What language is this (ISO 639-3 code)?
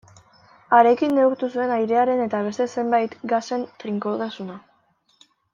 eus